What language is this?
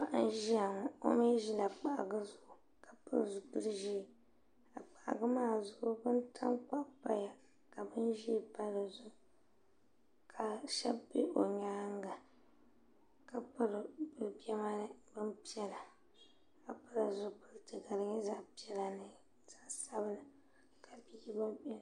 Dagbani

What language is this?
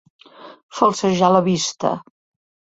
Catalan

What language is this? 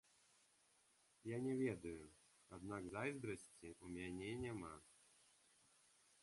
Belarusian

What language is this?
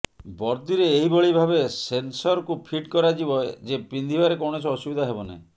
Odia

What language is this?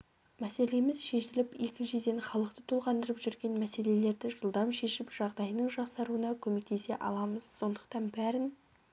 Kazakh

